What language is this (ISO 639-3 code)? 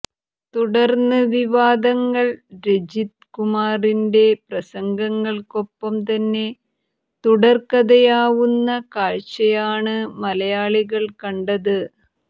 mal